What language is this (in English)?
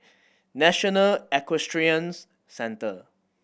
English